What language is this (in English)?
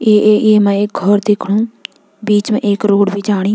Garhwali